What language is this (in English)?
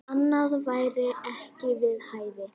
Icelandic